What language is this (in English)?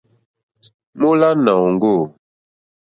Mokpwe